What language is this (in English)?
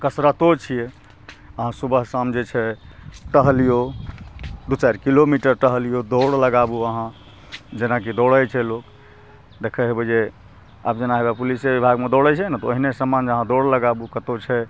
Maithili